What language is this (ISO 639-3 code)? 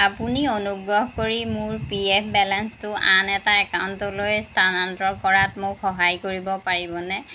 asm